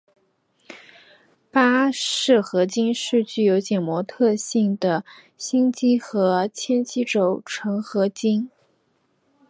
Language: Chinese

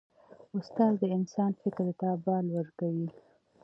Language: Pashto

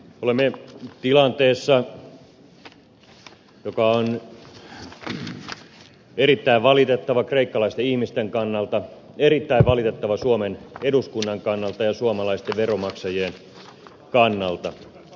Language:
Finnish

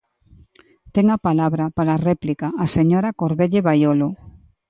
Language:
Galician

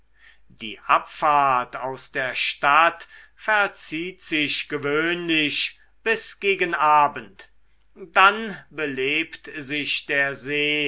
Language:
German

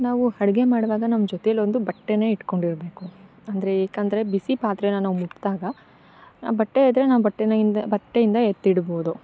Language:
Kannada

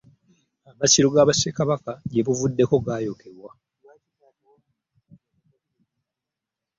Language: Ganda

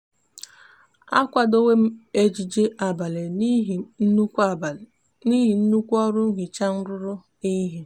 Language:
Igbo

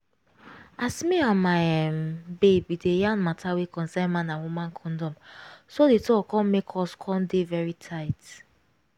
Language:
Nigerian Pidgin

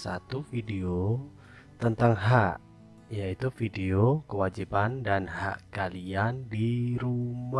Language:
Indonesian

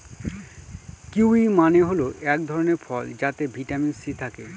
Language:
Bangla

